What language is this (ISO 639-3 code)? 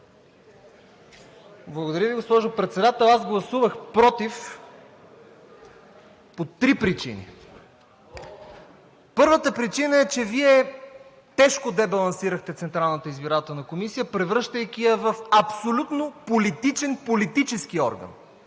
bul